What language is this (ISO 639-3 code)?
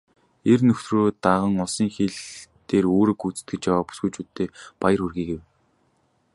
mon